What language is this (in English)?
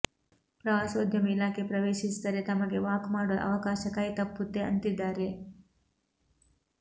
Kannada